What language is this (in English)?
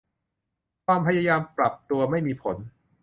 Thai